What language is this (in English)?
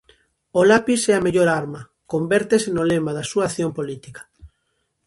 Galician